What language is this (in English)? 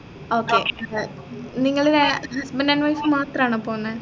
Malayalam